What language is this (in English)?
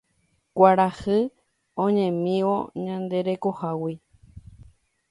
Guarani